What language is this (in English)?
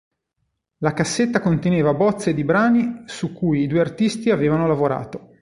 Italian